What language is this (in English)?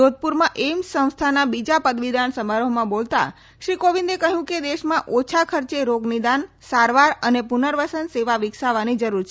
Gujarati